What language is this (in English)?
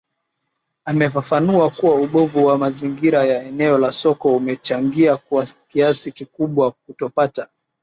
Swahili